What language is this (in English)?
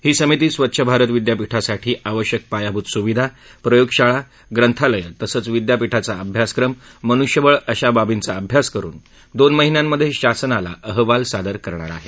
Marathi